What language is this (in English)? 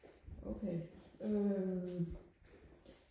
Danish